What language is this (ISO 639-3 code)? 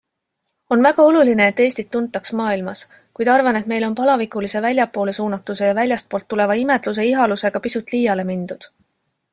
est